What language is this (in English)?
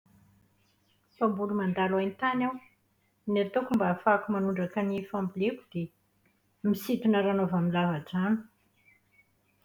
Malagasy